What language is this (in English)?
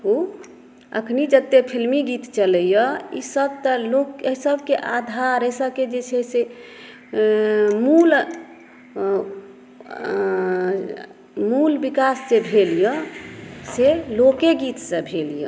Maithili